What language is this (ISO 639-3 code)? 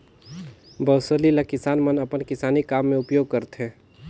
hne